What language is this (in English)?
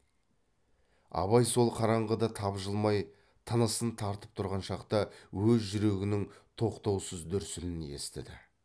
Kazakh